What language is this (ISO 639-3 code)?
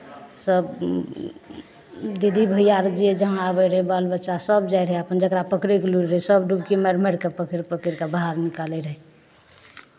mai